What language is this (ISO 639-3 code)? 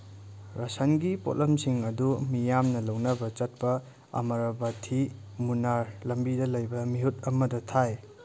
mni